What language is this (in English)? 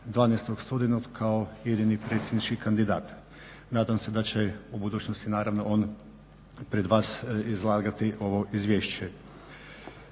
Croatian